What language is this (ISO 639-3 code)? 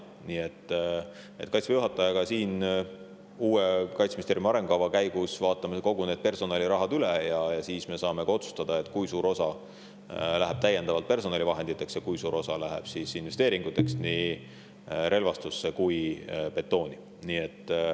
est